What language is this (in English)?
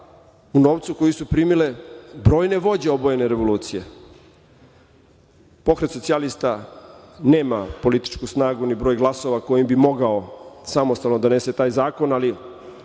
Serbian